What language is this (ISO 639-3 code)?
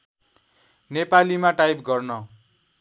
nep